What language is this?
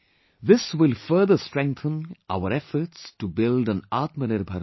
English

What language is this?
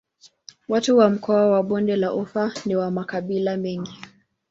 Swahili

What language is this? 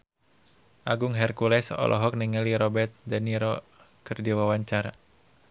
Sundanese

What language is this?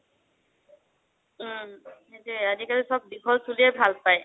Assamese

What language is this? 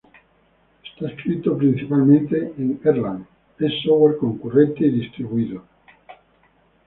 Spanish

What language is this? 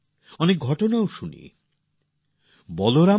Bangla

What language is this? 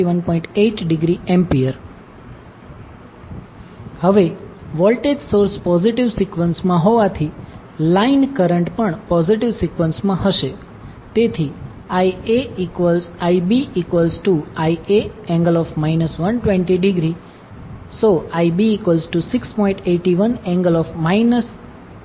Gujarati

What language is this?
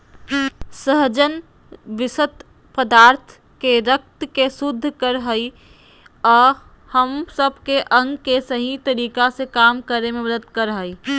Magahi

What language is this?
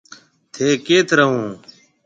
Marwari (Pakistan)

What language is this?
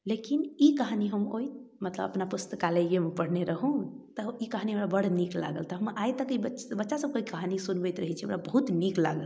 Maithili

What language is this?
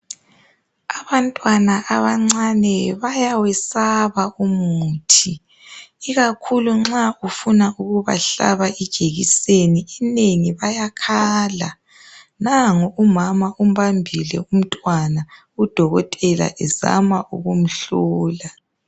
North Ndebele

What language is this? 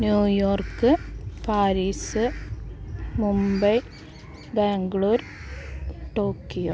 Malayalam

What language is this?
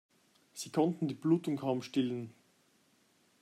German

